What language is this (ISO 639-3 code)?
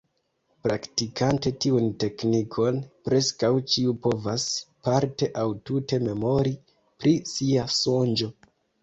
epo